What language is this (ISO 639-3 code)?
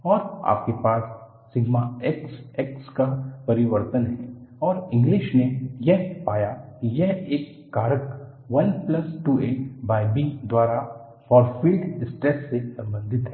hin